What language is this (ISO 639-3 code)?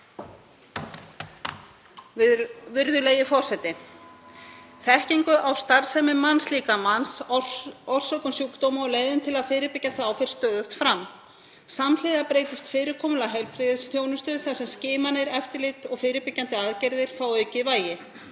isl